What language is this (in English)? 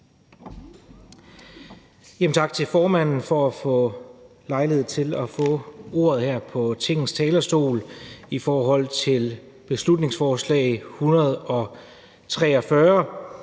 Danish